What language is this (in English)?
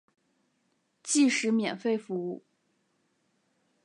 Chinese